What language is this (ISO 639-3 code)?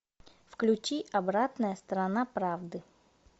rus